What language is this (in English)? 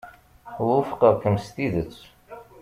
Kabyle